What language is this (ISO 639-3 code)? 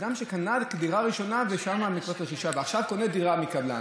heb